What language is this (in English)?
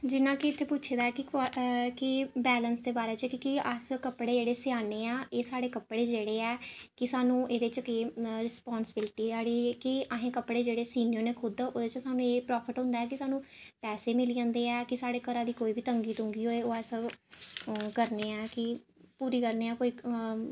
Dogri